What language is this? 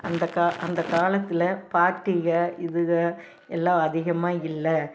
Tamil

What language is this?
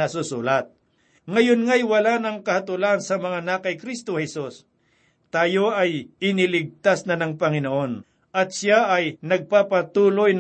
Filipino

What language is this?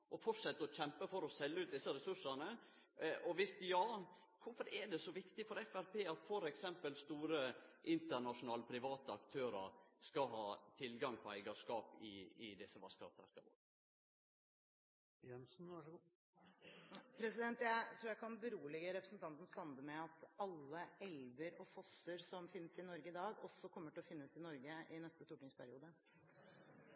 Norwegian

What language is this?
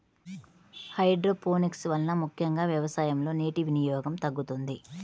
Telugu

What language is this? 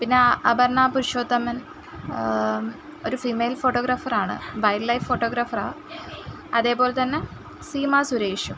Malayalam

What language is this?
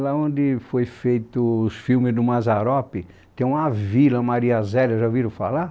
Portuguese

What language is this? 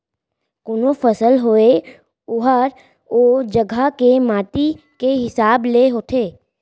Chhattisgarhi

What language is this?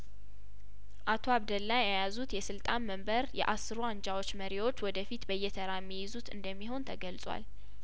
Amharic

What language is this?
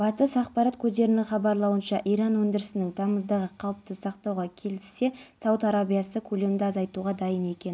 Kazakh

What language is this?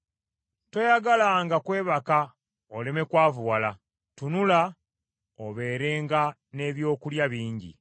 Ganda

